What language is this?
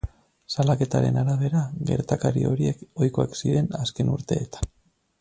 Basque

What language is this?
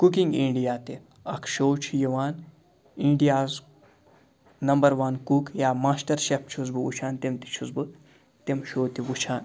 Kashmiri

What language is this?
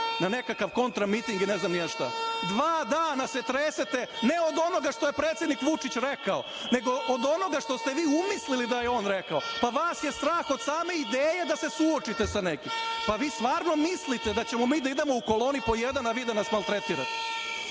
Serbian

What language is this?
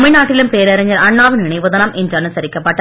Tamil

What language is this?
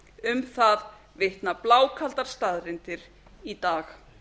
Icelandic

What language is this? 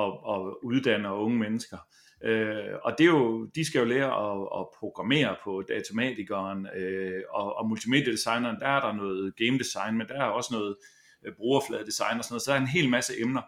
Danish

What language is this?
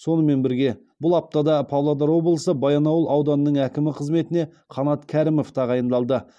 Kazakh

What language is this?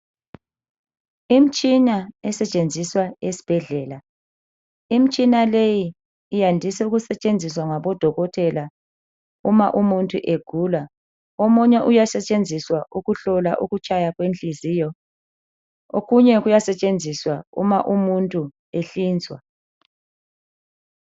North Ndebele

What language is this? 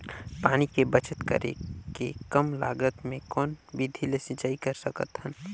Chhattisgarhi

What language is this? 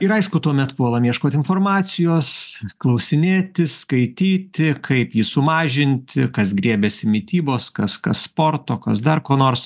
Lithuanian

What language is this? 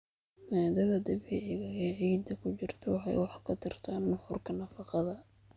Somali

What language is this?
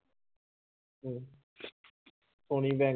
Punjabi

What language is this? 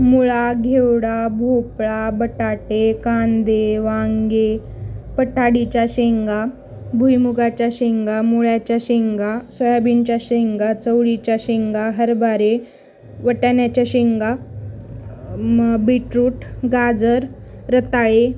Marathi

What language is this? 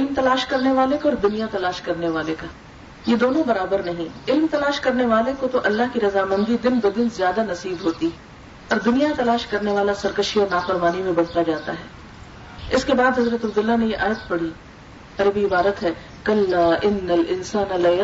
Urdu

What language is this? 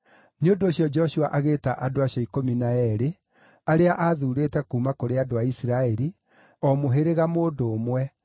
Kikuyu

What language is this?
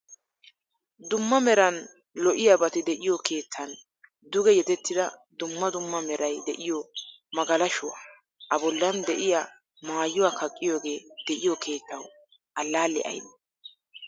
Wolaytta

